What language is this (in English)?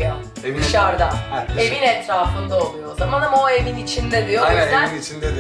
Turkish